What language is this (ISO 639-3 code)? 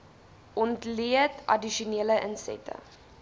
afr